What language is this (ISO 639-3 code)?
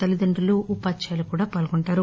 tel